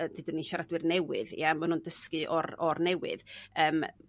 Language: Welsh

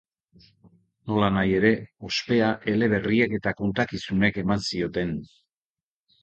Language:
Basque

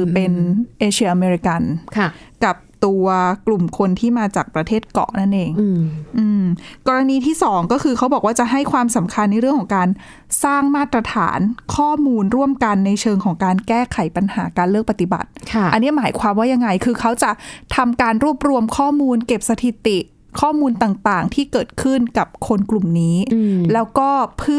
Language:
Thai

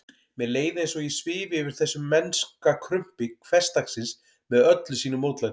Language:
Icelandic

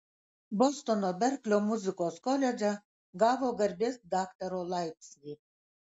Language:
Lithuanian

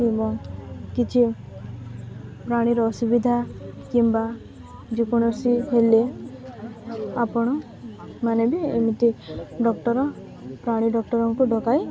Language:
Odia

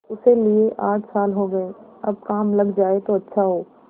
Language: Hindi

